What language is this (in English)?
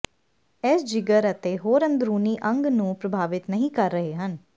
Punjabi